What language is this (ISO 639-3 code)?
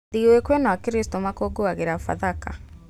kik